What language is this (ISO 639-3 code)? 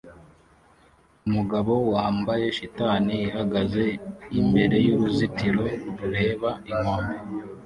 kin